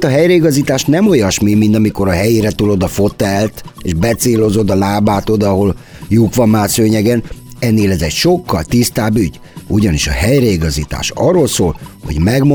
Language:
Hungarian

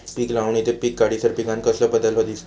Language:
Marathi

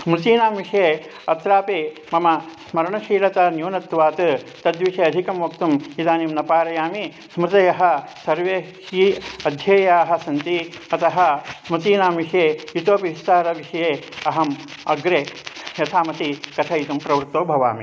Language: Sanskrit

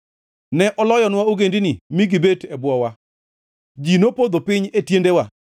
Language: Luo (Kenya and Tanzania)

